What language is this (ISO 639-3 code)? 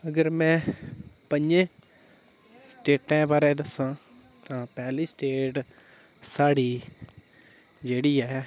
doi